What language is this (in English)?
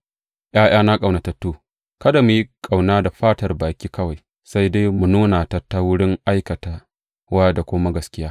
Hausa